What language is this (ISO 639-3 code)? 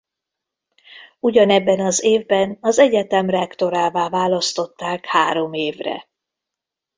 hun